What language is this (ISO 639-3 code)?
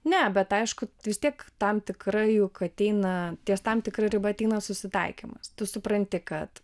lit